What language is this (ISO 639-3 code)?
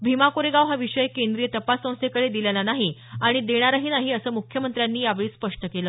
mar